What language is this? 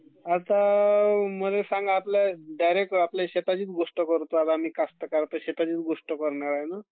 Marathi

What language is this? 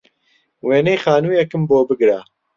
Central Kurdish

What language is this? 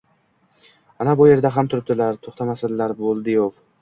Uzbek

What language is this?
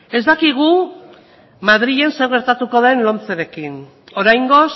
Basque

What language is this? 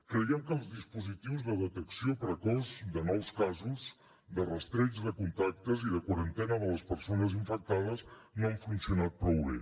Catalan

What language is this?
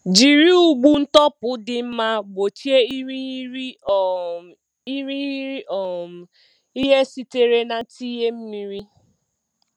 Igbo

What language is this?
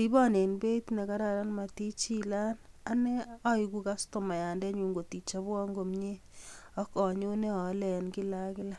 Kalenjin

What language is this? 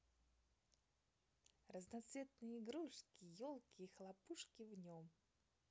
Russian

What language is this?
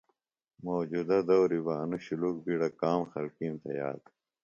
Phalura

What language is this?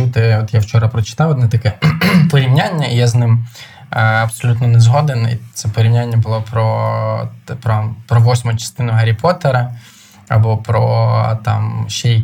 Ukrainian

